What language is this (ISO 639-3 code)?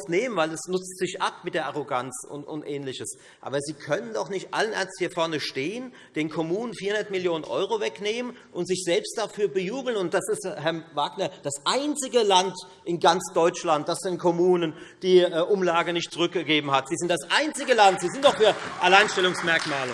deu